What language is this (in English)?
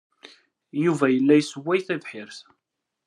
Kabyle